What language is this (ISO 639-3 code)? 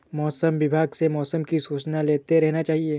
hin